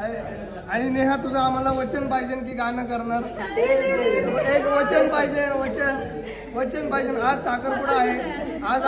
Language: Hindi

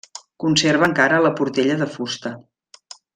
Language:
Catalan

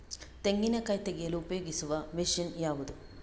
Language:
Kannada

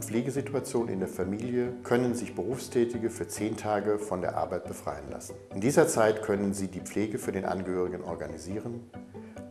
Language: German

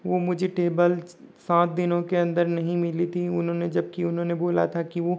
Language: Hindi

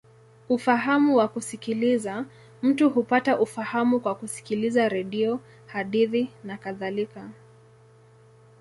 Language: Swahili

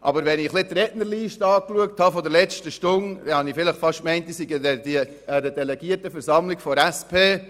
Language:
Swiss German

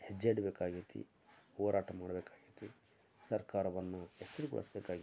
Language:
Kannada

